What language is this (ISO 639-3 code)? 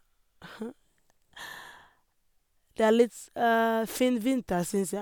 nor